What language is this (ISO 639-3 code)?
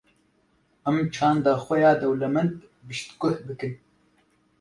kur